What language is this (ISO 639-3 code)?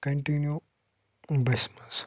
kas